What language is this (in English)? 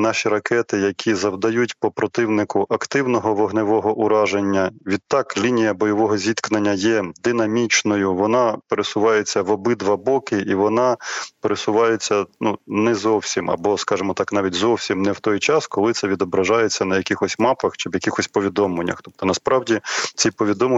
Ukrainian